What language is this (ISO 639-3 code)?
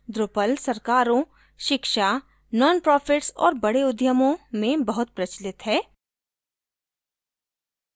hin